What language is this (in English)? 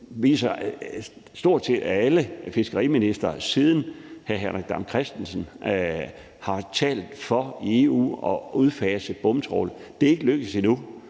Danish